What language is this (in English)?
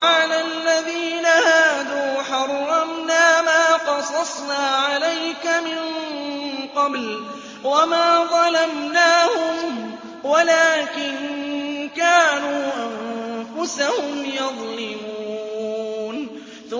Arabic